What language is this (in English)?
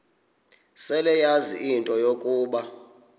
Xhosa